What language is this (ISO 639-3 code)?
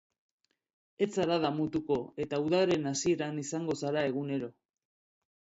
eus